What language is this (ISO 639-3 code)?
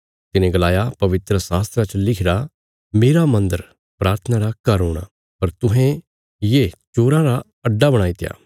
kfs